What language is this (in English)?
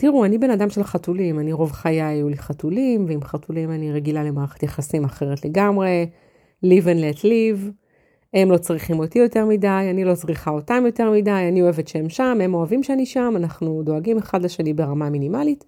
Hebrew